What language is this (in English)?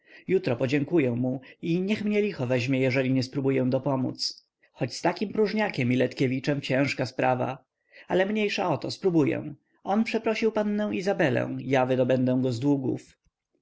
Polish